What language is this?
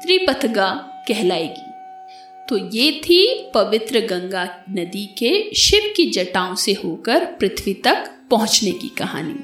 Hindi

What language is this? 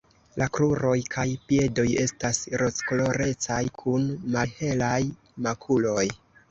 Esperanto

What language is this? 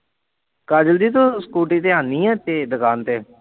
Punjabi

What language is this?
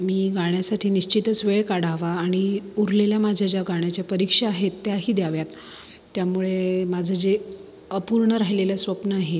Marathi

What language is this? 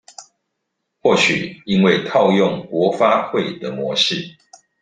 Chinese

